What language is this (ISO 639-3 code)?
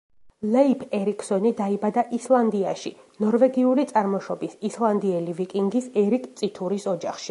kat